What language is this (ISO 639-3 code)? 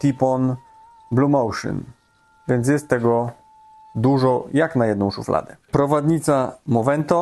pol